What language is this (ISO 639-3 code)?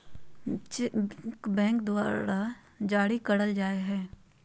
mag